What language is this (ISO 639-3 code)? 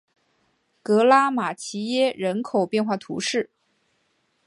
zho